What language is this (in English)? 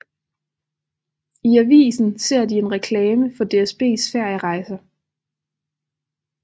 Danish